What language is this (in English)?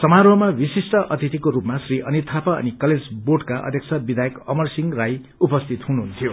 Nepali